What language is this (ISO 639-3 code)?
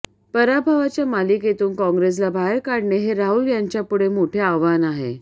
mar